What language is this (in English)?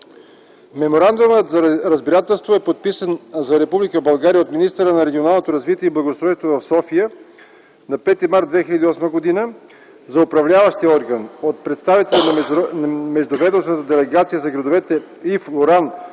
Bulgarian